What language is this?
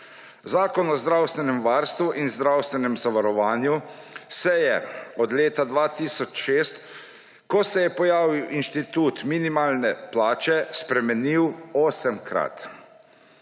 Slovenian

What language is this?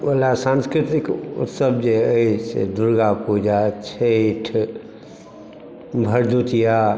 Maithili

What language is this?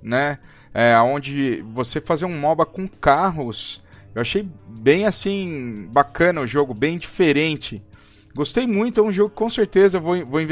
Portuguese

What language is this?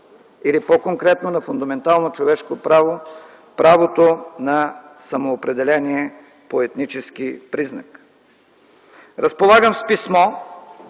Bulgarian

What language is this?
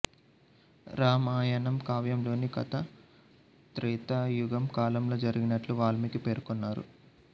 Telugu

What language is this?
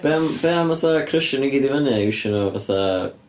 Welsh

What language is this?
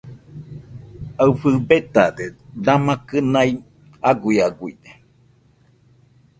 Nüpode Huitoto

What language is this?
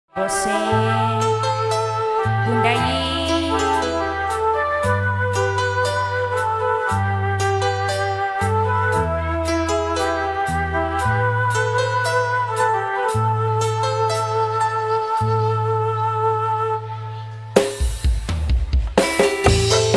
Indonesian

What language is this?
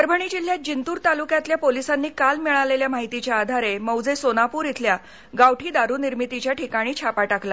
Marathi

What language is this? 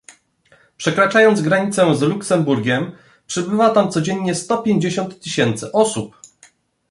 Polish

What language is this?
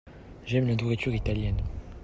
French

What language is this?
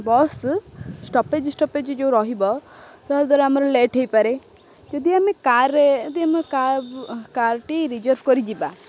Odia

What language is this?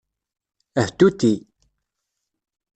Kabyle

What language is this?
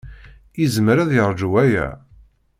Kabyle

